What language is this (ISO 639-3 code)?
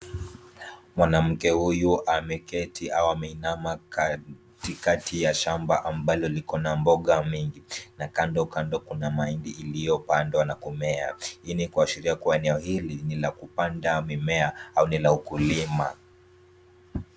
swa